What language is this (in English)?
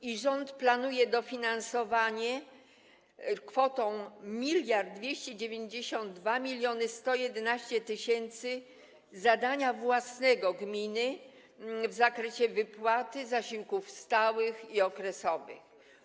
Polish